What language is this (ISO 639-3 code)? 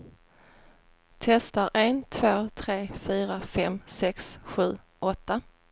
swe